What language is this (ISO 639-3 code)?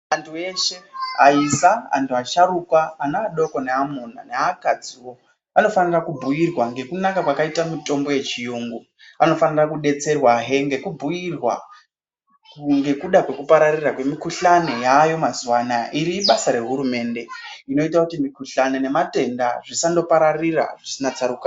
ndc